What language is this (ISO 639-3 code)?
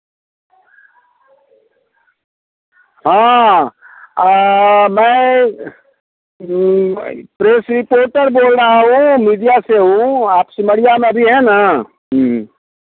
hin